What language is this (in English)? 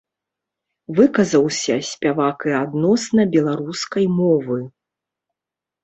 Belarusian